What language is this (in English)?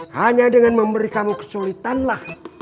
Indonesian